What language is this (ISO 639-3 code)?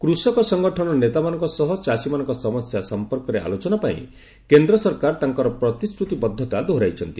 ori